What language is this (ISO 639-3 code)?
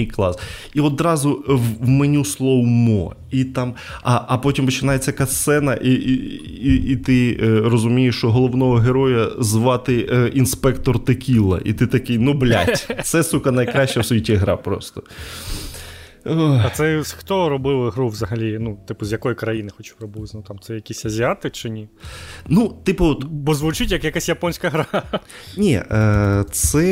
ukr